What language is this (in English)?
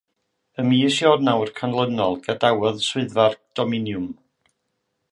Welsh